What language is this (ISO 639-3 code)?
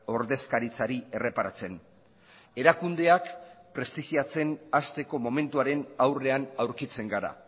eus